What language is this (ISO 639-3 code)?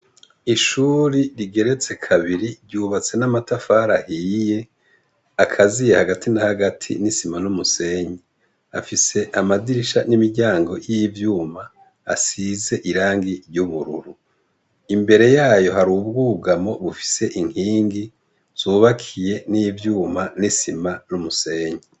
run